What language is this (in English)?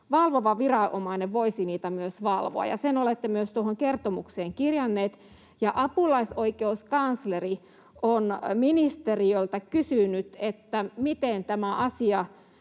Finnish